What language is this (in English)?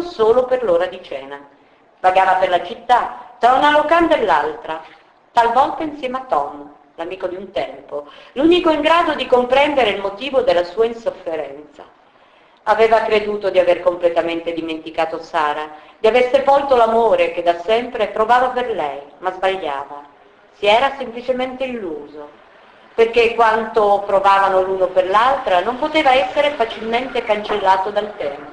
Italian